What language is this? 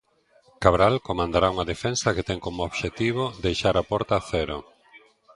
Galician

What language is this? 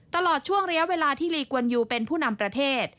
Thai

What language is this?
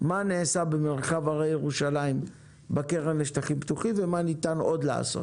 Hebrew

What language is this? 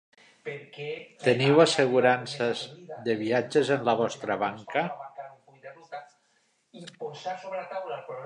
Catalan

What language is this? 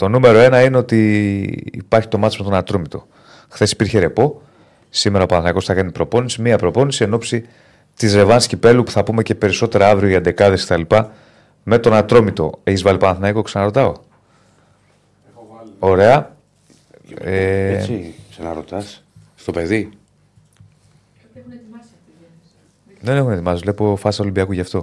Greek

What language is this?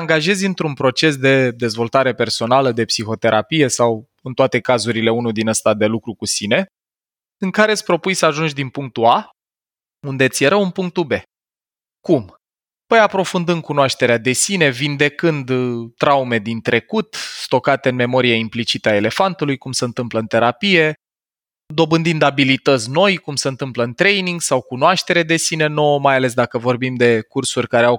Romanian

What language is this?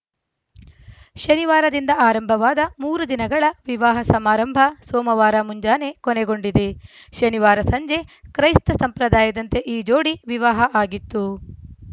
Kannada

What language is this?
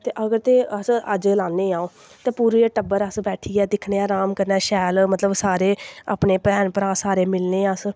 Dogri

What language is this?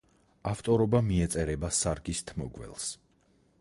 Georgian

